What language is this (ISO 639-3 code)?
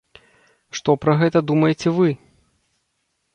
bel